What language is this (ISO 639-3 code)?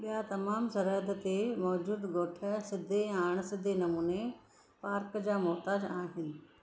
snd